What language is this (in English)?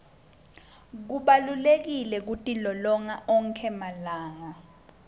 Swati